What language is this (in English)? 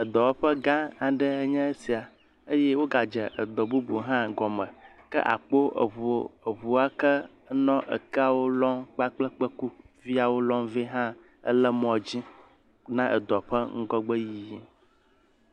Ewe